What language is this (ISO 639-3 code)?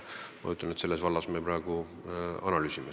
est